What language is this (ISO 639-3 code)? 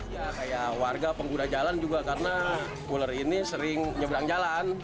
ind